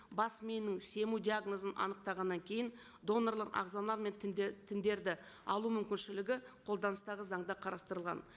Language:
Kazakh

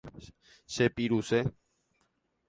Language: Guarani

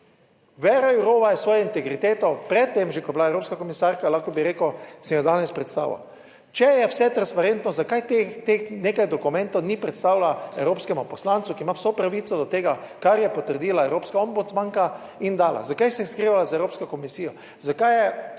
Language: Slovenian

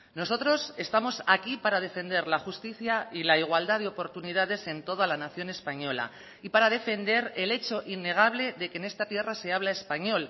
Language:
Spanish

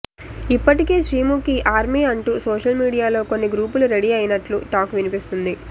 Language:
Telugu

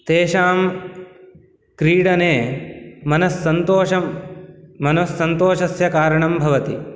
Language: Sanskrit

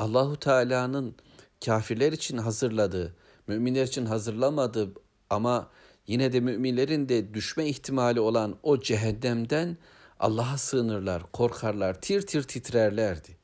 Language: Turkish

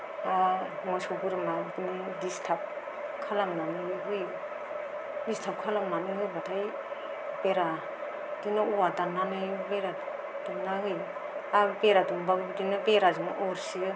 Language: Bodo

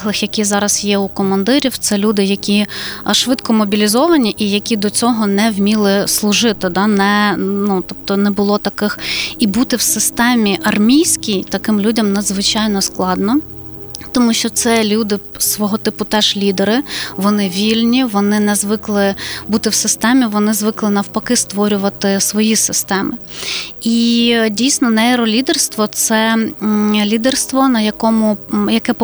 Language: Ukrainian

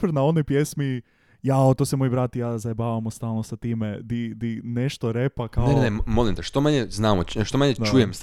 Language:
Croatian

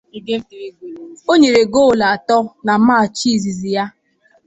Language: Igbo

